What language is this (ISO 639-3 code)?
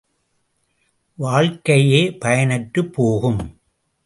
tam